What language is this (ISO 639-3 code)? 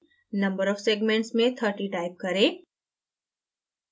hin